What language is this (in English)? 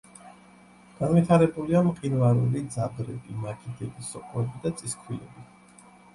Georgian